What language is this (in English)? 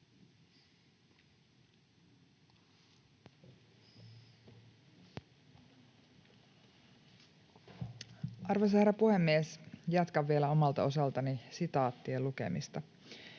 Finnish